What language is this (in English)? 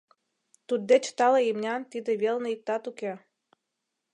Mari